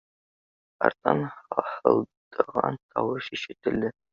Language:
Bashkir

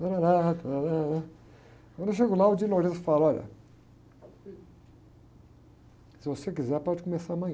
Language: Portuguese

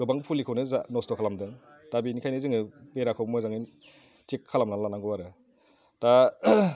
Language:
Bodo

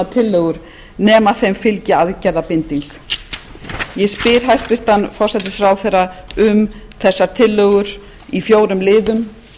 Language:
Icelandic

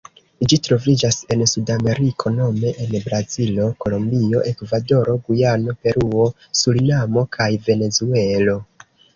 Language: Esperanto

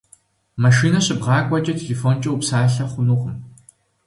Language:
Kabardian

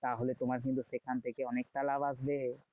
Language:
Bangla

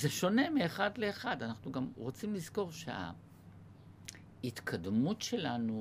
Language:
Hebrew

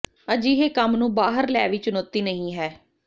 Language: Punjabi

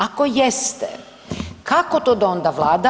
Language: Croatian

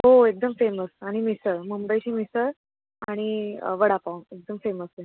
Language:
Marathi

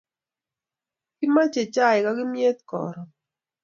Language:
Kalenjin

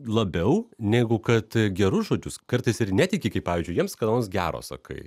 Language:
Lithuanian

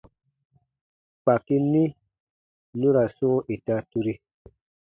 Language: Baatonum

